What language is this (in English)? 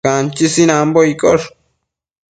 Matsés